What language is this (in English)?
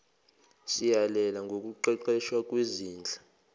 Zulu